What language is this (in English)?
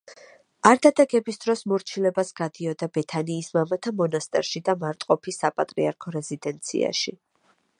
Georgian